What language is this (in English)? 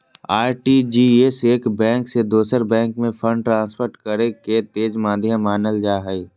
Magahi